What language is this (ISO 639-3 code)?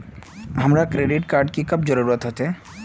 mag